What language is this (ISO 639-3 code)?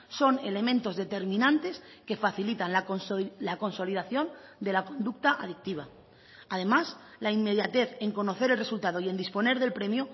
spa